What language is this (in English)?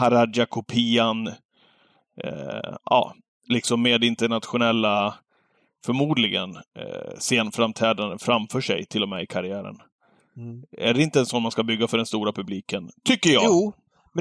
Swedish